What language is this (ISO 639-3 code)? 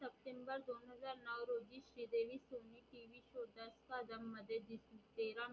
mar